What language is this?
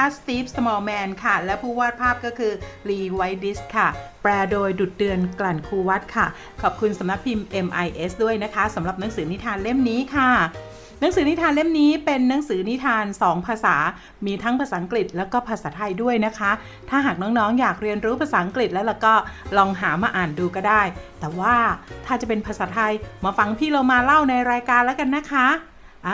Thai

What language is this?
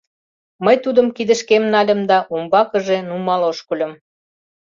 Mari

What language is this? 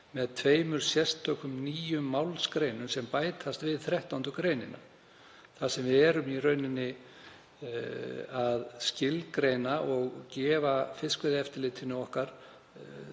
Icelandic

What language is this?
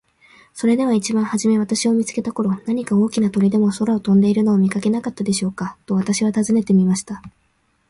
Japanese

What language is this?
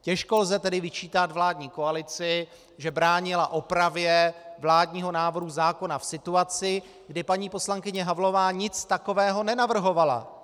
Czech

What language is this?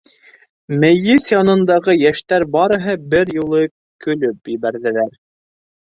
Bashkir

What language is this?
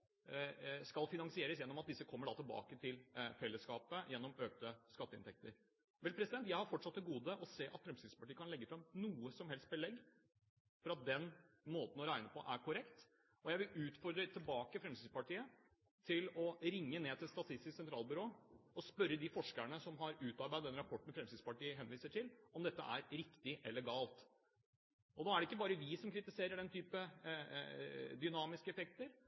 Norwegian Bokmål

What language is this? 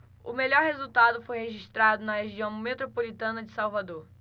Portuguese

